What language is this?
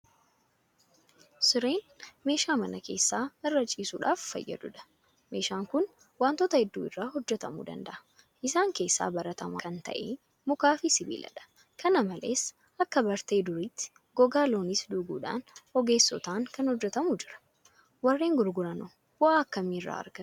Oromo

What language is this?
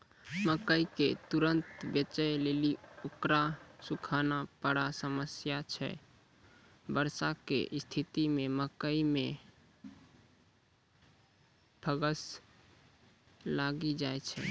Maithili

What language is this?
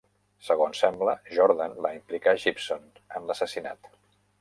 Catalan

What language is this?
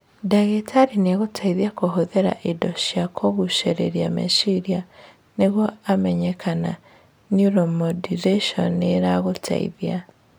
Kikuyu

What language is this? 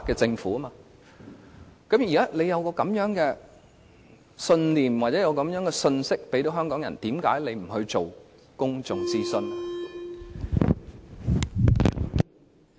Cantonese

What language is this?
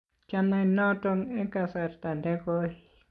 Kalenjin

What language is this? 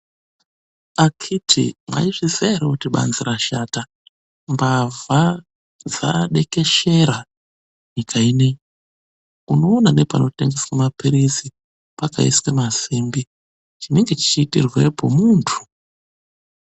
Ndau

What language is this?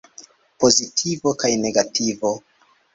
Esperanto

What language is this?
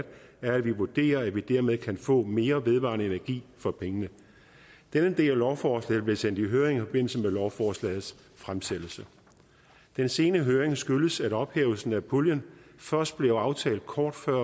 Danish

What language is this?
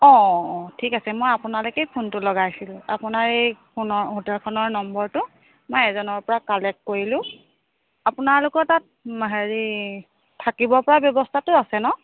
Assamese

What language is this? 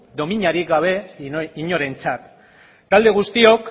Basque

